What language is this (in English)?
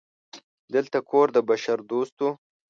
Pashto